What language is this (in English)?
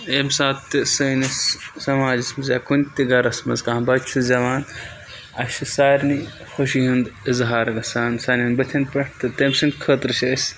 Kashmiri